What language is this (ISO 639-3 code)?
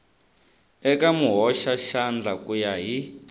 tso